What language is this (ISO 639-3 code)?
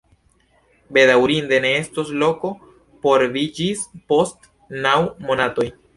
epo